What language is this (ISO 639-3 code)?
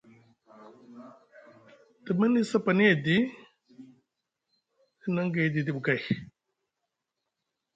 mug